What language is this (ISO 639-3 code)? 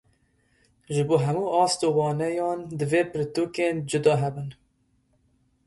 kur